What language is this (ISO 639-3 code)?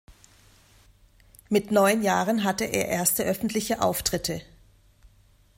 deu